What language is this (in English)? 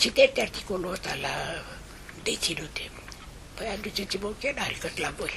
Romanian